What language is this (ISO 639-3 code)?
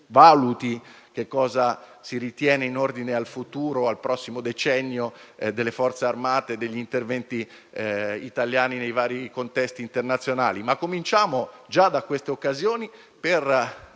ita